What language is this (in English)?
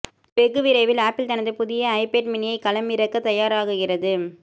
Tamil